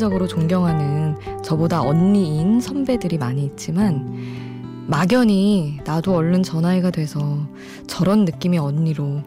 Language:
Korean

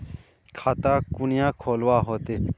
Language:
Magahi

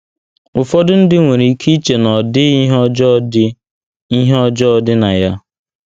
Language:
Igbo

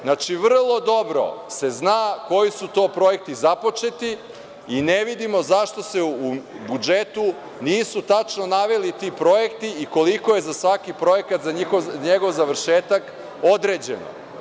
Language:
Serbian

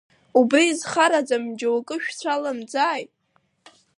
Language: Abkhazian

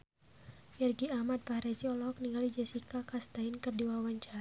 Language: Sundanese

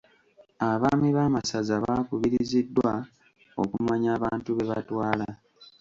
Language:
Ganda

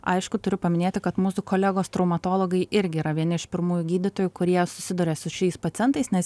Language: Lithuanian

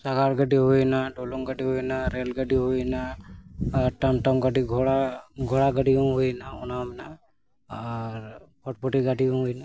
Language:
Santali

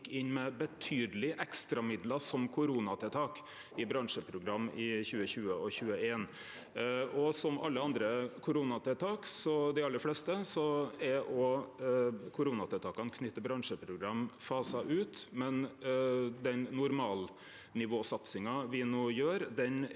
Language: Norwegian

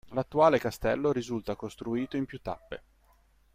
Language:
Italian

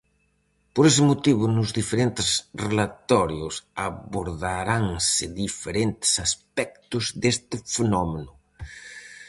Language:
Galician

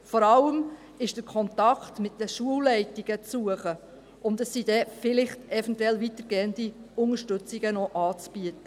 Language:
Swiss German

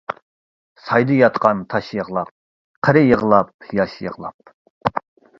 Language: Uyghur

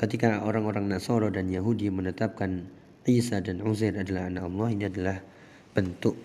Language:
Indonesian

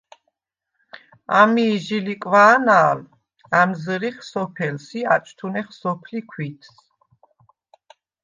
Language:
Svan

